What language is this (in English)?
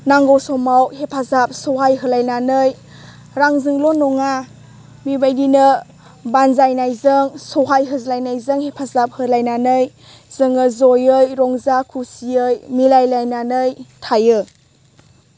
Bodo